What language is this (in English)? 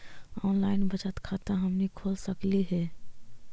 Magahi